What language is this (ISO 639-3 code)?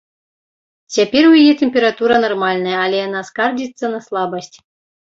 bel